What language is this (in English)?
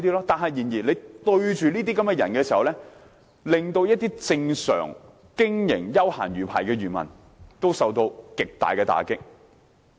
Cantonese